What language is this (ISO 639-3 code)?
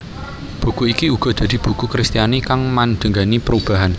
jav